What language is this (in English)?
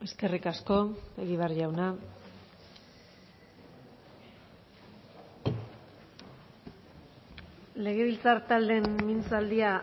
Basque